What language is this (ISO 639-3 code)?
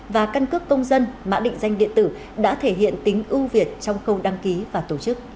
vie